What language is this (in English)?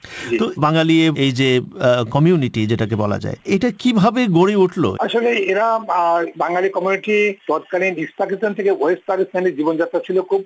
Bangla